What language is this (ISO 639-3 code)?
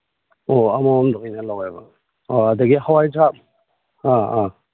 mni